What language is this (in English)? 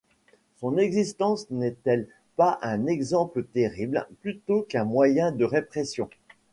French